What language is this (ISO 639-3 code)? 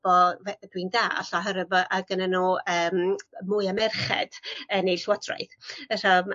cym